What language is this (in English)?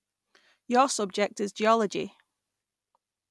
English